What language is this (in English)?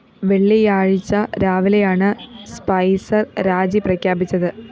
Malayalam